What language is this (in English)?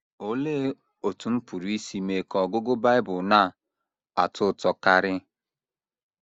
Igbo